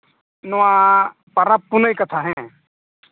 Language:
Santali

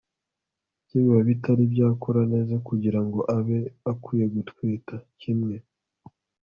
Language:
Kinyarwanda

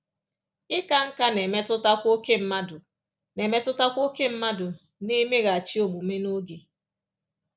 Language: Igbo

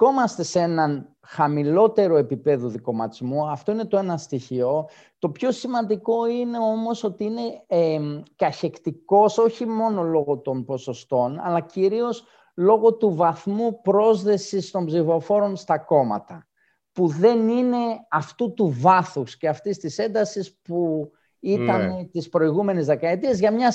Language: Greek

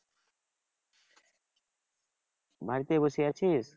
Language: Bangla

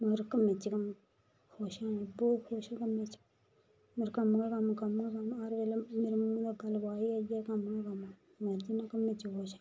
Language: Dogri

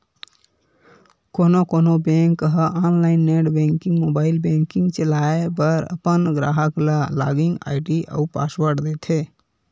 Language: Chhattisgarhi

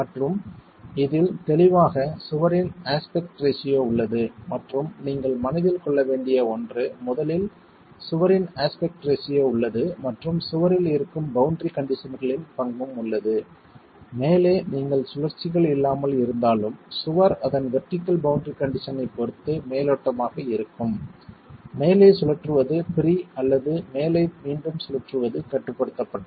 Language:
Tamil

